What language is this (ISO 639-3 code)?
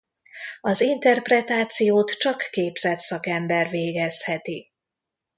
hun